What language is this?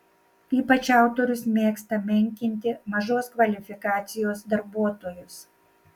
Lithuanian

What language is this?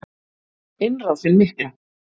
Icelandic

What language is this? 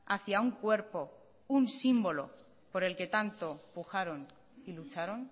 Spanish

